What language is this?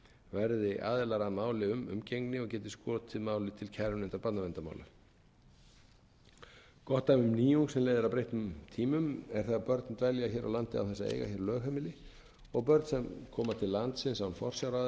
Icelandic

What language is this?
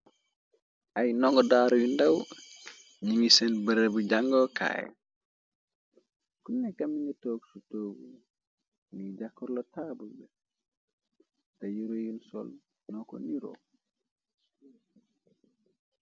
Wolof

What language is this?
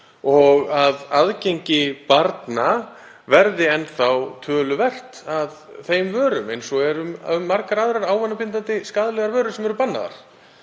Icelandic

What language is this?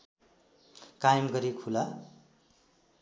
Nepali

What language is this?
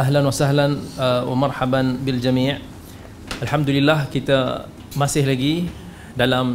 Malay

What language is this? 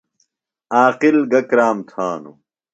Phalura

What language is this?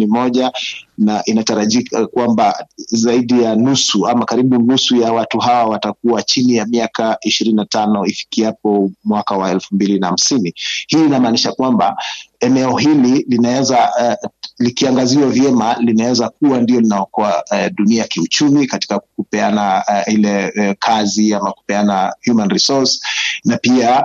Swahili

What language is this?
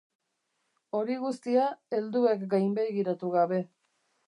Basque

